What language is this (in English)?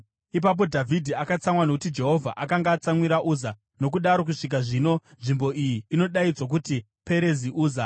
Shona